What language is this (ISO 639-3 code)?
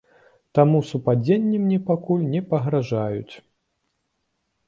bel